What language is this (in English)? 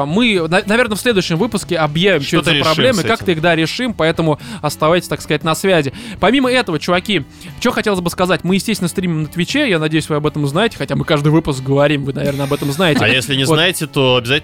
Russian